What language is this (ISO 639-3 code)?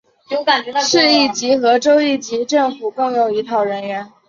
zho